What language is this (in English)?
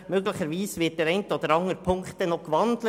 Swiss German